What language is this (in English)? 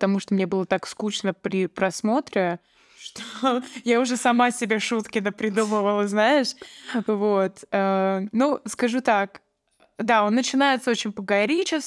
Russian